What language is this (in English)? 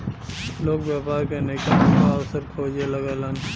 Bhojpuri